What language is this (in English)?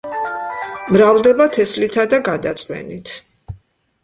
Georgian